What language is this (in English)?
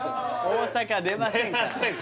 Japanese